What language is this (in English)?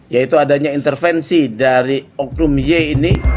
Indonesian